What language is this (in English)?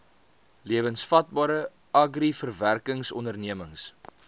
Afrikaans